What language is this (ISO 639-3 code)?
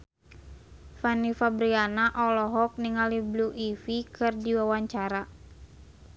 sun